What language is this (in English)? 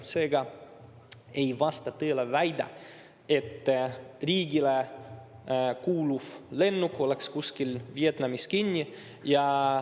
Estonian